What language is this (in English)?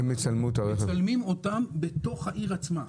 Hebrew